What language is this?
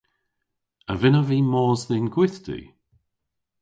Cornish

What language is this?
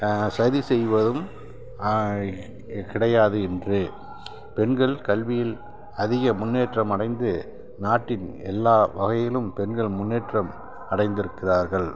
Tamil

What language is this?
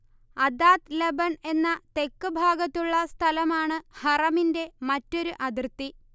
Malayalam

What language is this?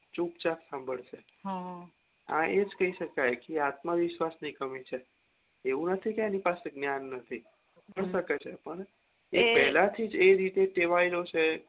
Gujarati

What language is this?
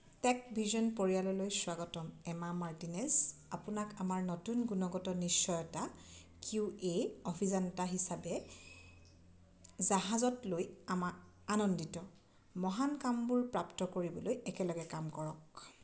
Assamese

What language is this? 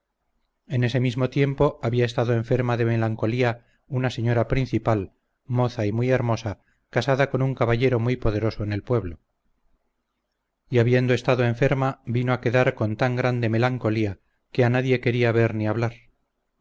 Spanish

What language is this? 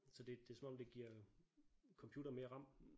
Danish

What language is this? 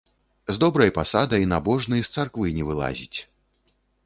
Belarusian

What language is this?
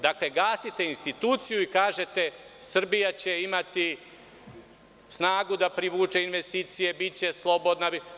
Serbian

